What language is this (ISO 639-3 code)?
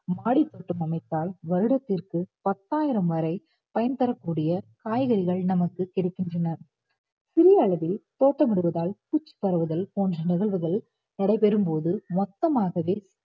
tam